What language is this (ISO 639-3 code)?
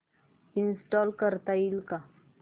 mar